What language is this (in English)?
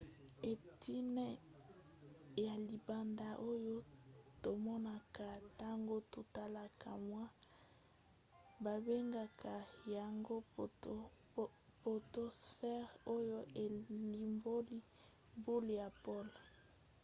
Lingala